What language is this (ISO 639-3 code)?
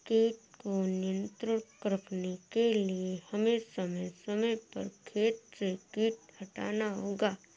hin